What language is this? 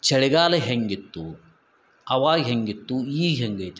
Kannada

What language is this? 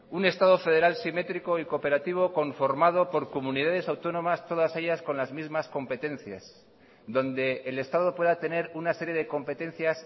Spanish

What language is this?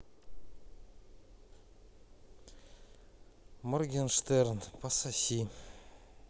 Russian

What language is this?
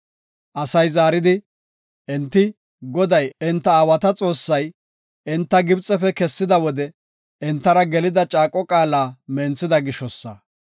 Gofa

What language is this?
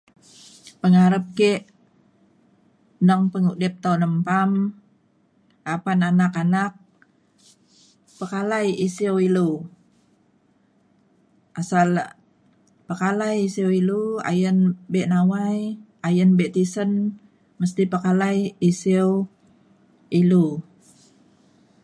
Mainstream Kenyah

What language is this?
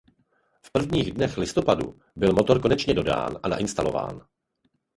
Czech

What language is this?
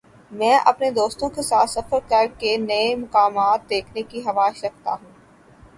Urdu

